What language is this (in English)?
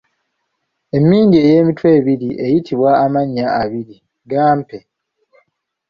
Ganda